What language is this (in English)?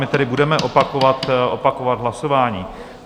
Czech